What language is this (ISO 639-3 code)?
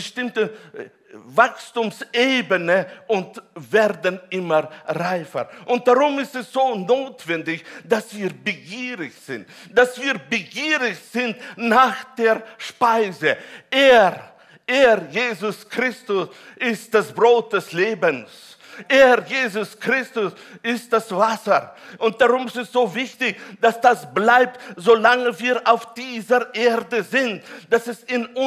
deu